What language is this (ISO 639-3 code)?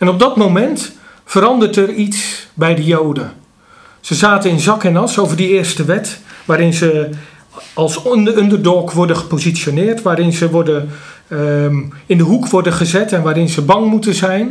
nld